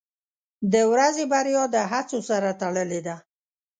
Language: Pashto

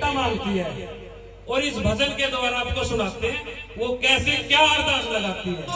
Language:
Arabic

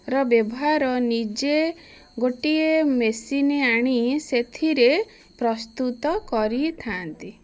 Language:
Odia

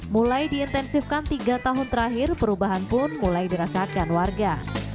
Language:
Indonesian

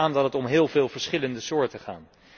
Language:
Dutch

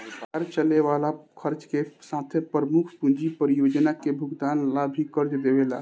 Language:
Bhojpuri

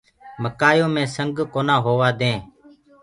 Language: Gurgula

